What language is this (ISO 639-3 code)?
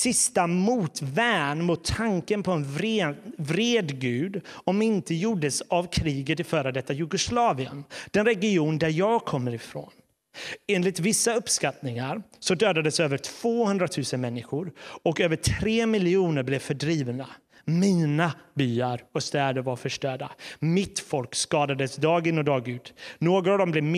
swe